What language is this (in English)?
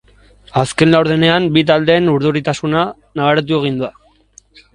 Basque